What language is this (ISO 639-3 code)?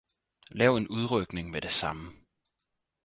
dan